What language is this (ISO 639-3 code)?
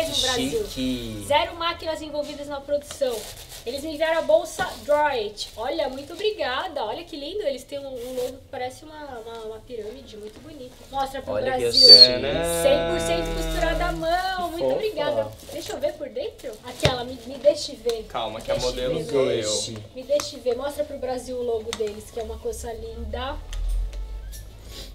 por